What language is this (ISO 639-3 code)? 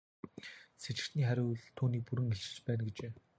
mon